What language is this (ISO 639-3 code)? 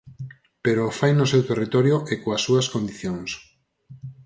glg